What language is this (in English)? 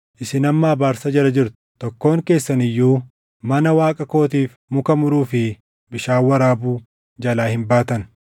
Oromo